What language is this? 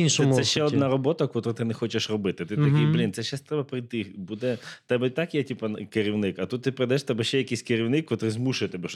Ukrainian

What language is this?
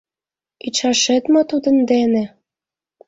Mari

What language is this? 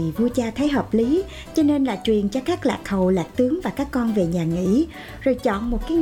Vietnamese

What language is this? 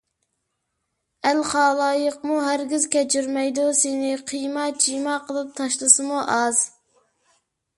Uyghur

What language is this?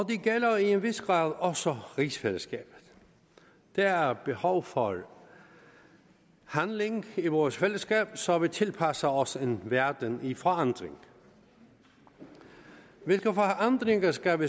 Danish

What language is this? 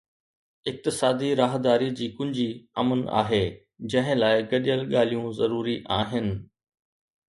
Sindhi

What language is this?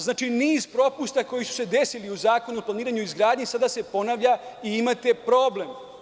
Serbian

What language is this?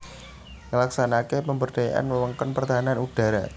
Javanese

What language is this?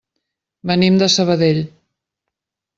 Catalan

